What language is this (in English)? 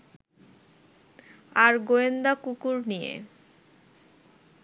Bangla